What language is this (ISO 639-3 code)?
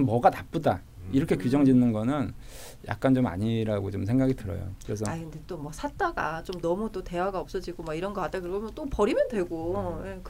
kor